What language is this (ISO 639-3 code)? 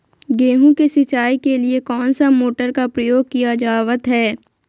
mag